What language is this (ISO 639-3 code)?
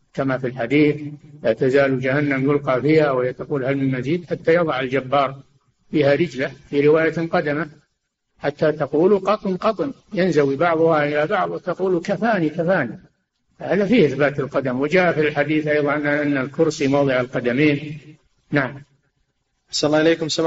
ara